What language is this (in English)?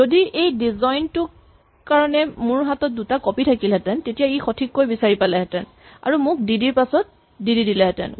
Assamese